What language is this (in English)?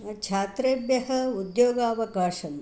Sanskrit